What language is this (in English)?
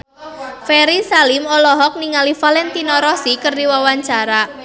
Sundanese